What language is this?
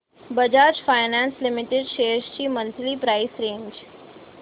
Marathi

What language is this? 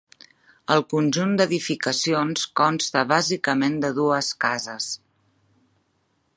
Catalan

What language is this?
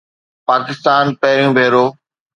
Sindhi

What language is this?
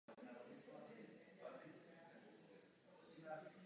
Czech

